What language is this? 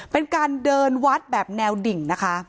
Thai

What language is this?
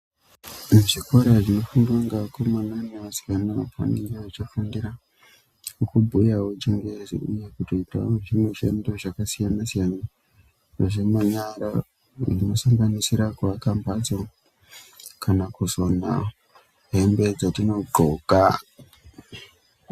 Ndau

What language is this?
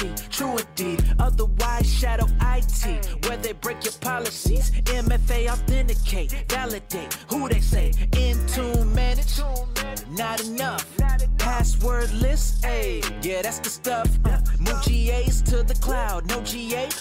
Polish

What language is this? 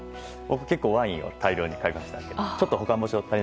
Japanese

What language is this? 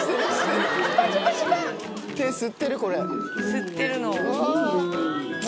Japanese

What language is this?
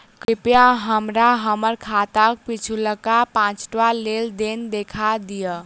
Maithili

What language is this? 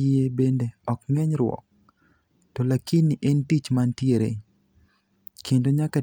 Luo (Kenya and Tanzania)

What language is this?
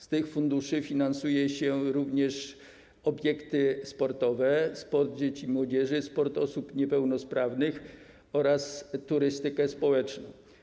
Polish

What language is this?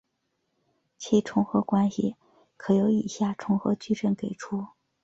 Chinese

